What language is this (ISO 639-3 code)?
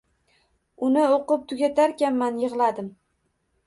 uzb